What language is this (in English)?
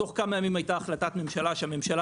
Hebrew